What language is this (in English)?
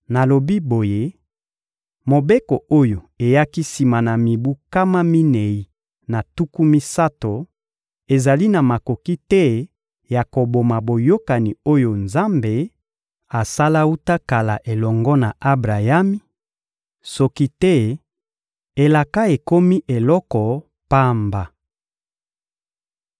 Lingala